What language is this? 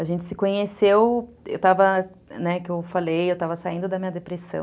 Portuguese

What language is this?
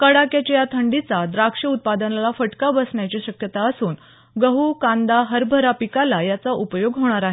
Marathi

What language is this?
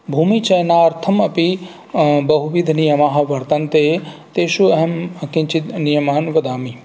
Sanskrit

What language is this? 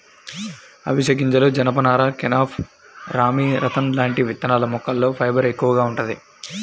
Telugu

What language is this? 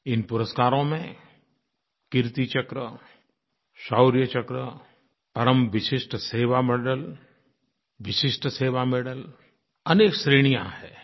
Hindi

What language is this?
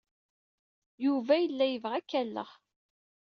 Kabyle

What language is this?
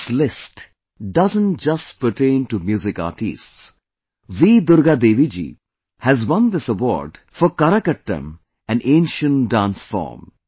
English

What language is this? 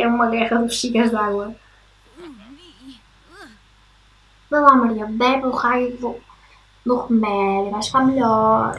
Portuguese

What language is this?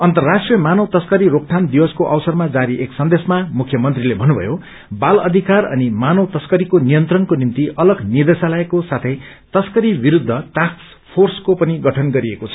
Nepali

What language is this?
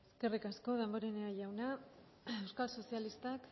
Basque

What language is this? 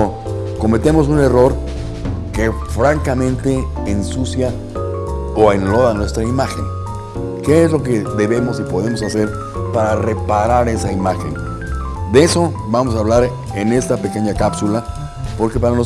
Spanish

